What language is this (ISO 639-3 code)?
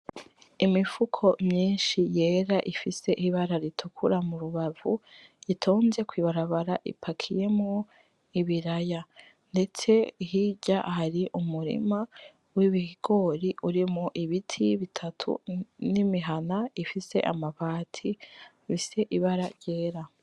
run